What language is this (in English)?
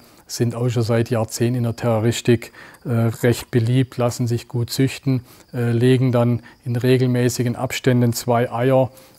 German